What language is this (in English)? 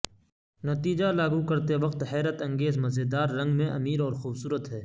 Urdu